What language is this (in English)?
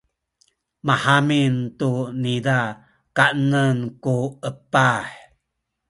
Sakizaya